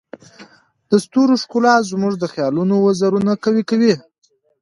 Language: Pashto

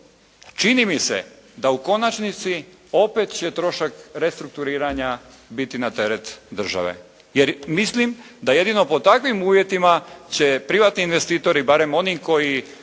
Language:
Croatian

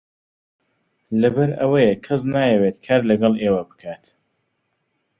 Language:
Central Kurdish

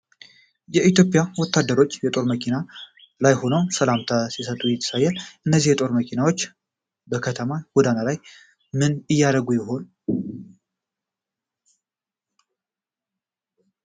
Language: Amharic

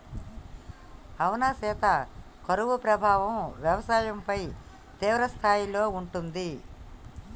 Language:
Telugu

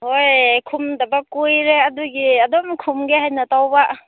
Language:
Manipuri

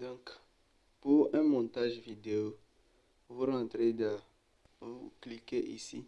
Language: French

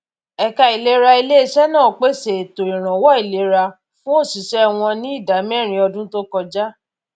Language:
Yoruba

